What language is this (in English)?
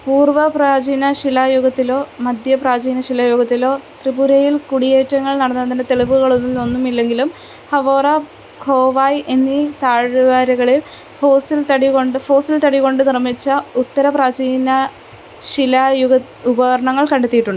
Malayalam